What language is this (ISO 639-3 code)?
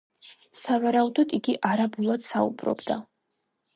kat